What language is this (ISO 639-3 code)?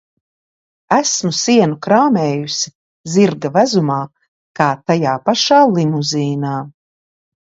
lav